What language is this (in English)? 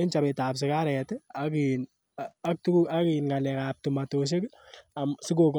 Kalenjin